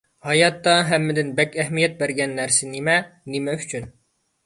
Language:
Uyghur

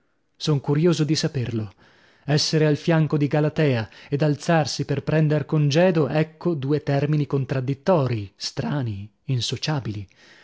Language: Italian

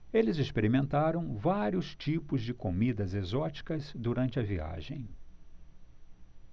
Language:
Portuguese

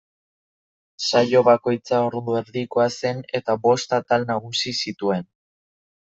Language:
Basque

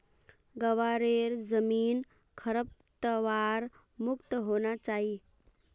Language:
Magahi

